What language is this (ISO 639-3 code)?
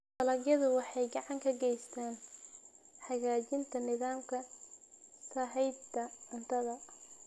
som